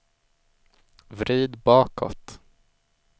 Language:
Swedish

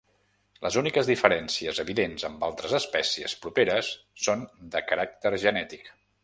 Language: Catalan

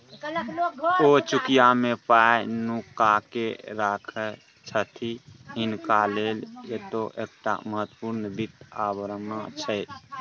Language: Maithili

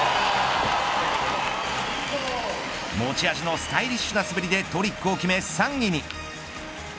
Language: Japanese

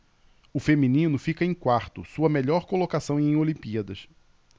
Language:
Portuguese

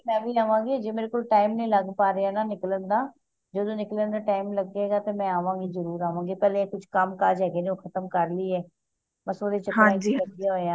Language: Punjabi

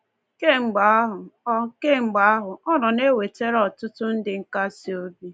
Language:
Igbo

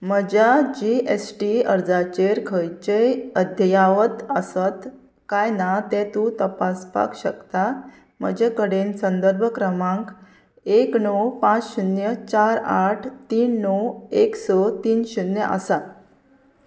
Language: Konkani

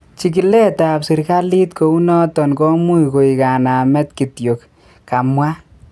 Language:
Kalenjin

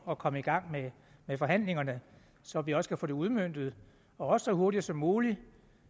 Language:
Danish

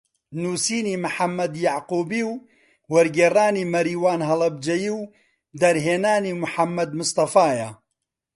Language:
Central Kurdish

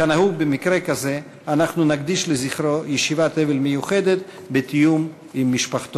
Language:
Hebrew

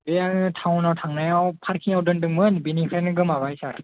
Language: Bodo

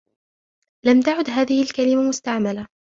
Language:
Arabic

